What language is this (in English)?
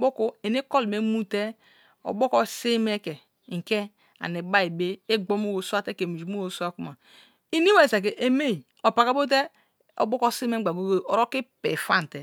Kalabari